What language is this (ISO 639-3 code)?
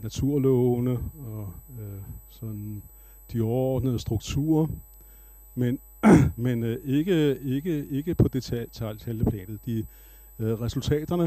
dan